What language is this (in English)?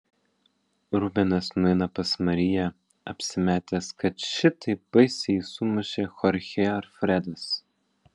Lithuanian